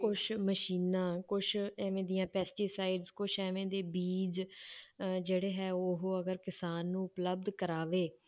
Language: Punjabi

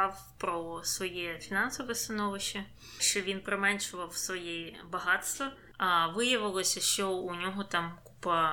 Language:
Ukrainian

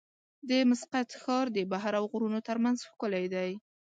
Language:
Pashto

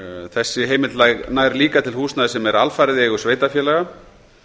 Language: Icelandic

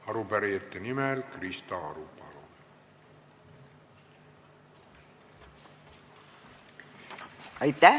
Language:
Estonian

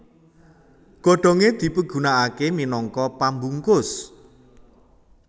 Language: Javanese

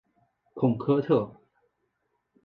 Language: Chinese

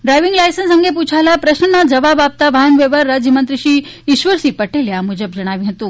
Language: Gujarati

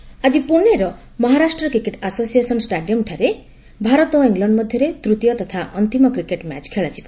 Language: Odia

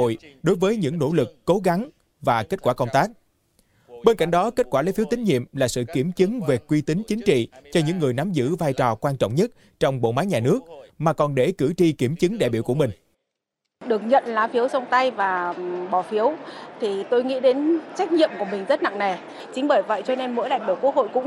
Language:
Vietnamese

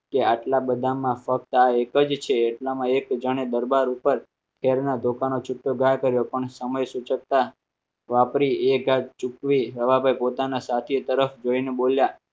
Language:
Gujarati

